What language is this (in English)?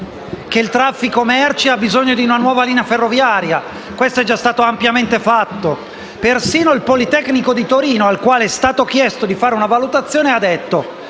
Italian